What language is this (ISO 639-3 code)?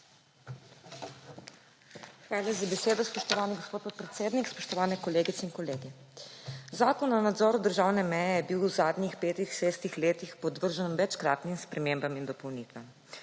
slv